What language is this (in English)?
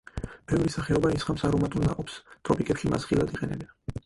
Georgian